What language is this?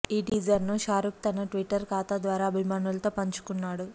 Telugu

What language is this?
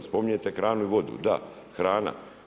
Croatian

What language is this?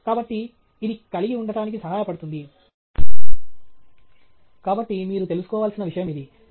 Telugu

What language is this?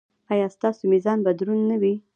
Pashto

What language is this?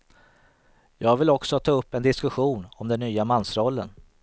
Swedish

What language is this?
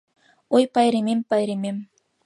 Mari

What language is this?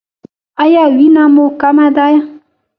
Pashto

